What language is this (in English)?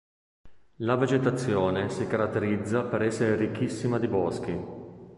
Italian